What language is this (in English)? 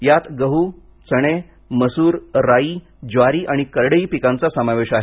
Marathi